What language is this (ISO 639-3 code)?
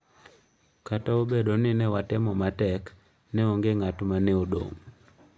luo